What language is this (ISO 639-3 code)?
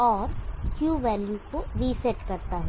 hin